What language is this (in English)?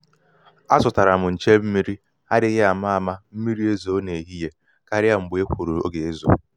Igbo